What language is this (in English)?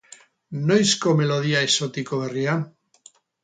Basque